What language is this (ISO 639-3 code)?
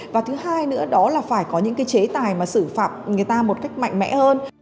vie